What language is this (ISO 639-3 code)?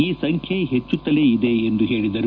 kan